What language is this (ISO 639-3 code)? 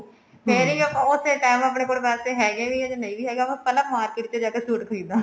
pan